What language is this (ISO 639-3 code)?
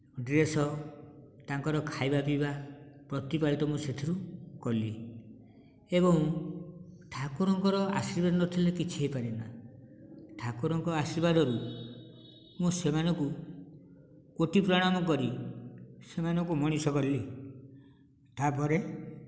ori